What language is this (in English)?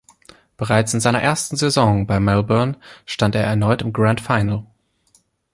German